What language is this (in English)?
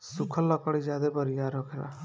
Bhojpuri